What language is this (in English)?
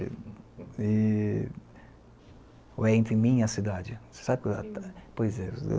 Portuguese